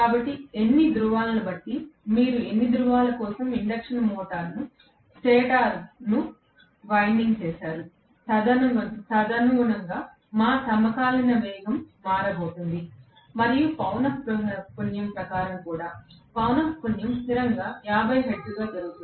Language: Telugu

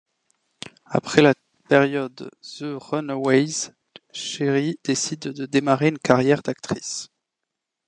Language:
French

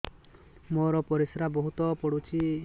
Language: Odia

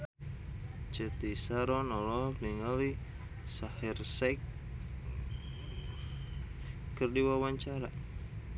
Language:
Sundanese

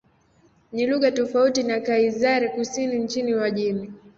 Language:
Swahili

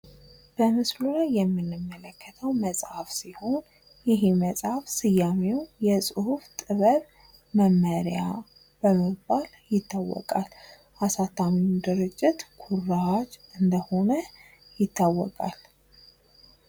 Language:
Amharic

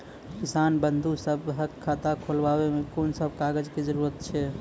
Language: Maithili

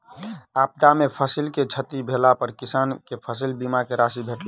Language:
Maithili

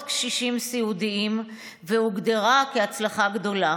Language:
Hebrew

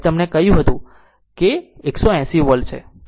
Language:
Gujarati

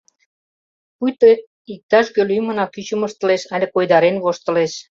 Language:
Mari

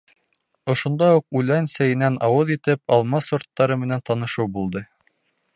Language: Bashkir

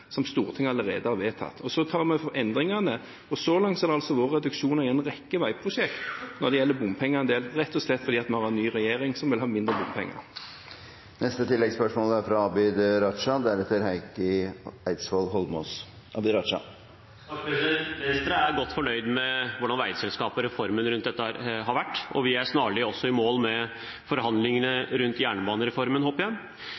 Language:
Norwegian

